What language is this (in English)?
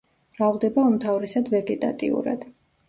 Georgian